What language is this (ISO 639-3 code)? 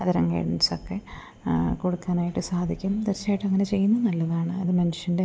mal